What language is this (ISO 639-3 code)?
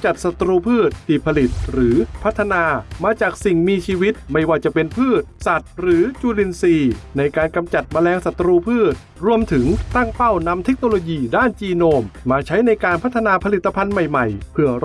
tha